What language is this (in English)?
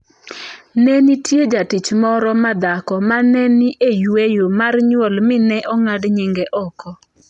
Luo (Kenya and Tanzania)